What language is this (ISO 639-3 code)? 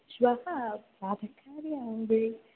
san